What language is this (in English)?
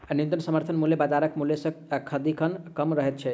Maithili